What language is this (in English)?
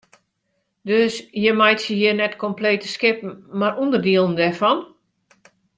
Western Frisian